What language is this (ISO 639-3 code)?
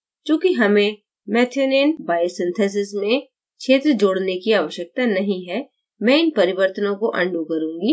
hin